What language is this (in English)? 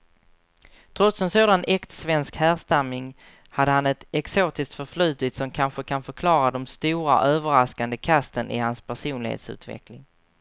Swedish